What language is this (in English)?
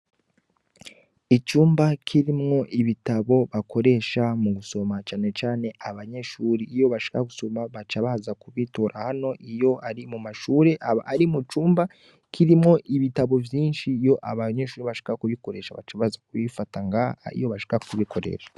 Rundi